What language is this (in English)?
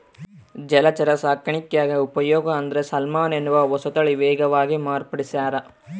Kannada